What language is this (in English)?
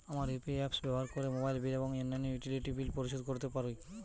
Bangla